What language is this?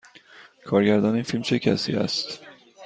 Persian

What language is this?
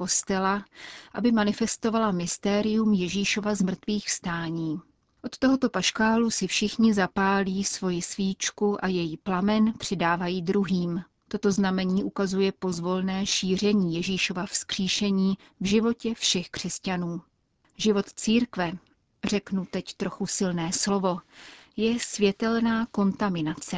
Czech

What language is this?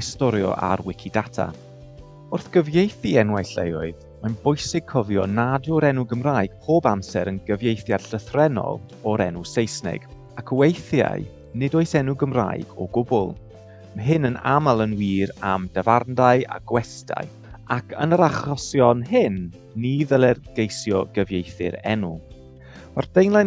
Welsh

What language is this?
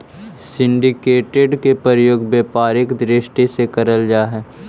Magahi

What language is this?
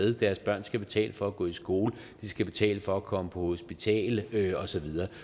Danish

